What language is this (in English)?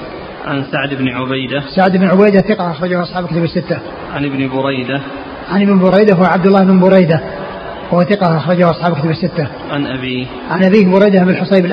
Arabic